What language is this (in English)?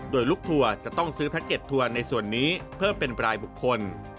Thai